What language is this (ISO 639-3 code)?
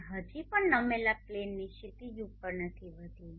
guj